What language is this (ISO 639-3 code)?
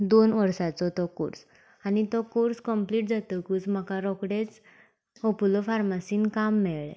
kok